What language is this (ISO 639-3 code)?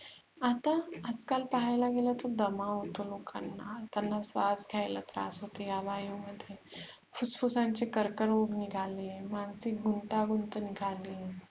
mar